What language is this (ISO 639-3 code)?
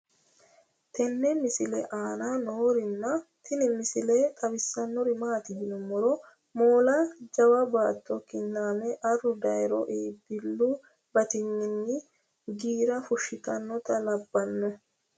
sid